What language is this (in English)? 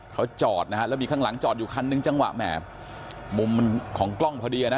Thai